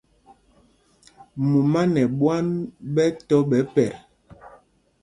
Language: Mpumpong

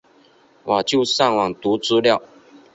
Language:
Chinese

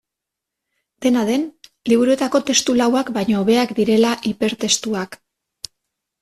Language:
Basque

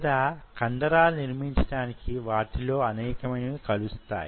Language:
Telugu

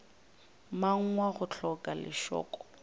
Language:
Northern Sotho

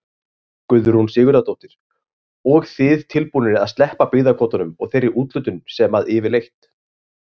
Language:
Icelandic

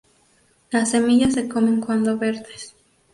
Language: Spanish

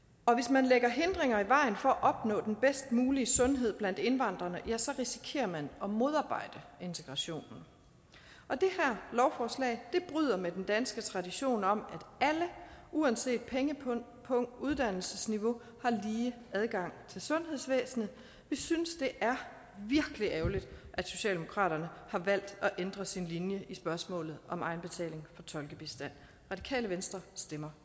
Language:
Danish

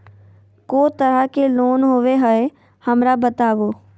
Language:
Magahi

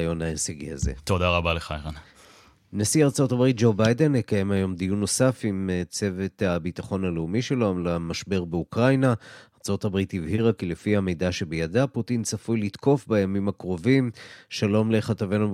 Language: Hebrew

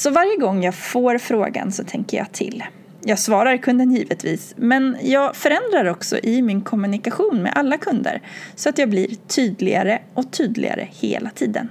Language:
Swedish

